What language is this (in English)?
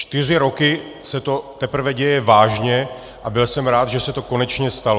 Czech